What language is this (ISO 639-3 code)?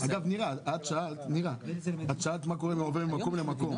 heb